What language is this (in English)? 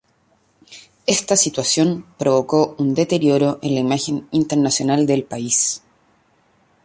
Spanish